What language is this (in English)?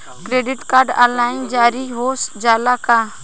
Bhojpuri